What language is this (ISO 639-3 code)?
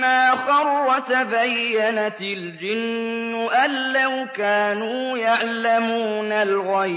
ara